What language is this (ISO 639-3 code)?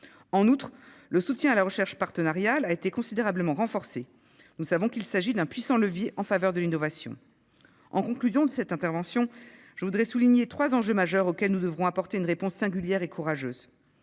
fra